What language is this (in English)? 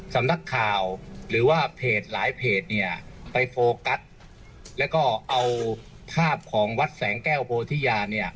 Thai